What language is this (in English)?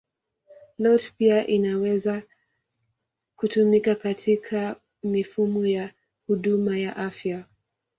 Swahili